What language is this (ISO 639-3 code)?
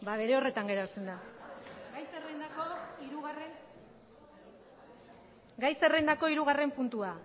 eus